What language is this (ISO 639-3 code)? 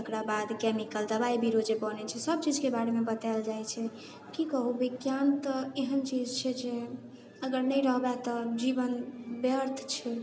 mai